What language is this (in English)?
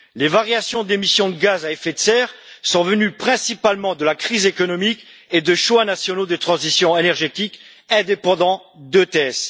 French